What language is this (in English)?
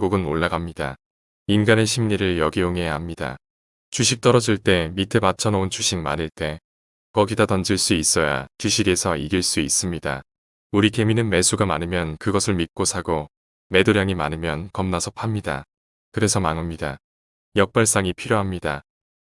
Korean